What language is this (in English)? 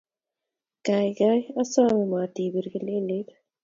Kalenjin